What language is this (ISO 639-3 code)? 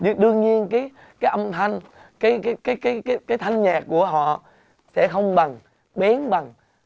vie